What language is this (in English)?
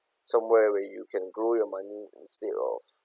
English